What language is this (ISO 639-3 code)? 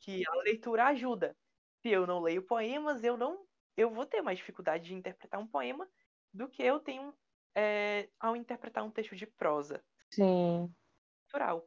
por